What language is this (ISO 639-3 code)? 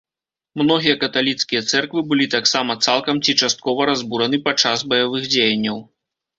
bel